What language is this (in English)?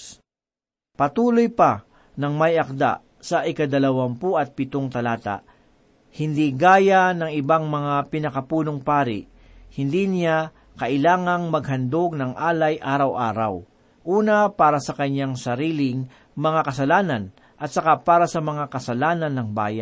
Filipino